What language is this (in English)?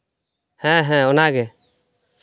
Santali